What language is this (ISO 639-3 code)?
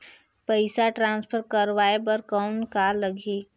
hne